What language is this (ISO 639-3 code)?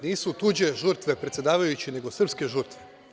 srp